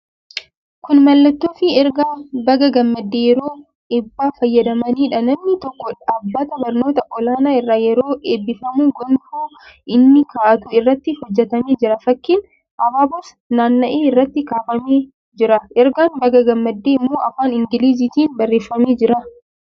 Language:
Oromo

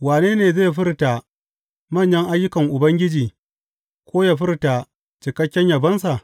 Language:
Hausa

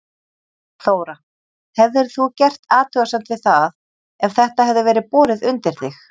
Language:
Icelandic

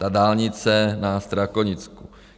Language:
Czech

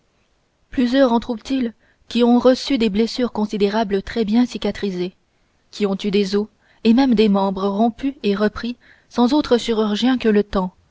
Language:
French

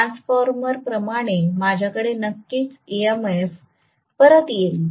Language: Marathi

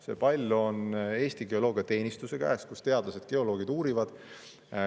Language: Estonian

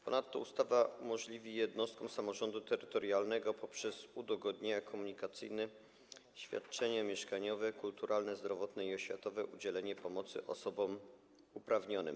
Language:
Polish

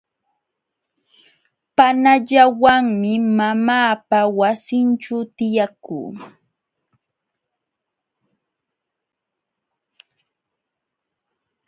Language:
Jauja Wanca Quechua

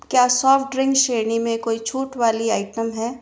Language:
Hindi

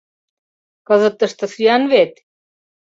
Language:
Mari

